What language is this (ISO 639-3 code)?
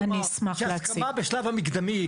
heb